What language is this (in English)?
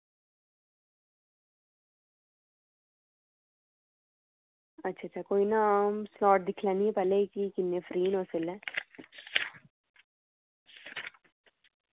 Dogri